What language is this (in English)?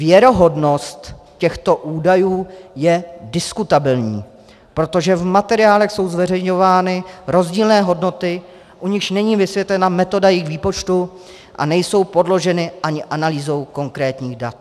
Czech